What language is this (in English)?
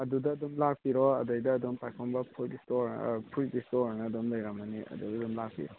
Manipuri